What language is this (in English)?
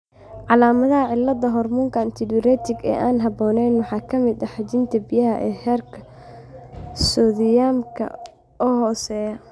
Somali